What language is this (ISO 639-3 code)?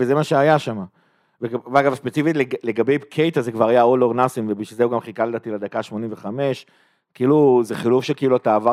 heb